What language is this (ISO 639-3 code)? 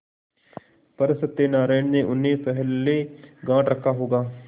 hin